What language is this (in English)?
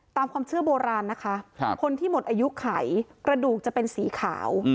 Thai